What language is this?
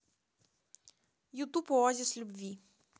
Russian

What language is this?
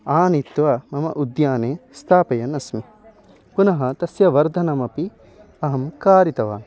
Sanskrit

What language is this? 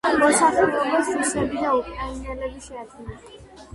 Georgian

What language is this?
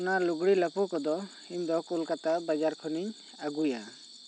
Santali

